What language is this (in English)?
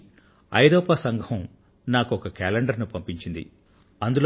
Telugu